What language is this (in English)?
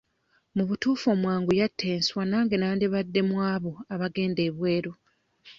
Ganda